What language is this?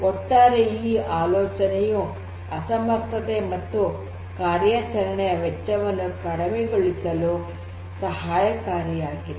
Kannada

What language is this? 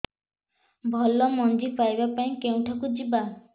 Odia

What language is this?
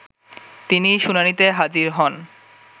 Bangla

